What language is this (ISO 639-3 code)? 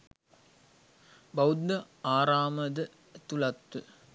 sin